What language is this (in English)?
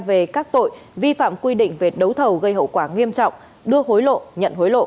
Vietnamese